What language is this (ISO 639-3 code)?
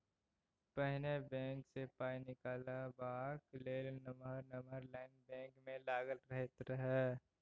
mai